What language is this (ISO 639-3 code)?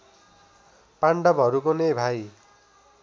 nep